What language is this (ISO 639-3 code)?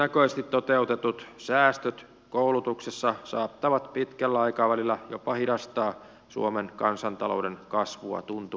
fin